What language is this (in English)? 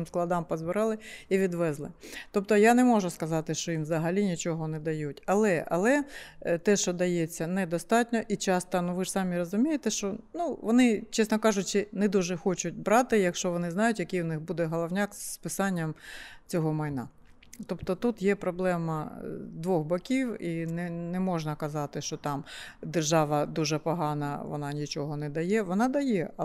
Ukrainian